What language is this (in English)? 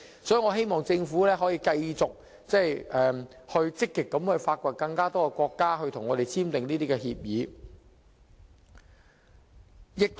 Cantonese